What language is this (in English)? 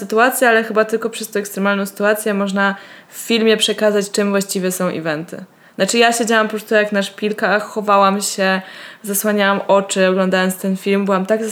Polish